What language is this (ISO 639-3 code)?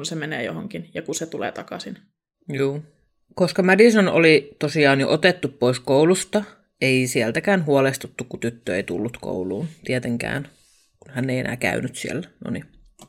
fin